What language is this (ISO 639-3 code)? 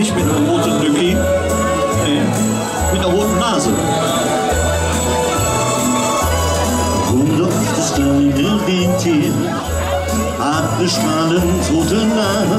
ron